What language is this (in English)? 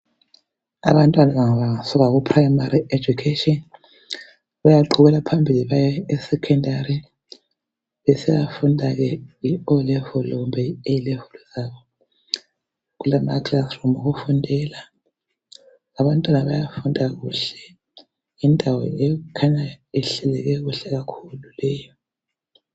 North Ndebele